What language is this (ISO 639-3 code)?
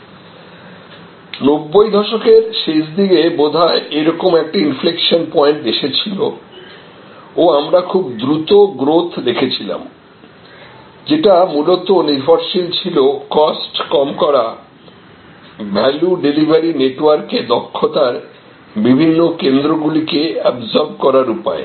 ben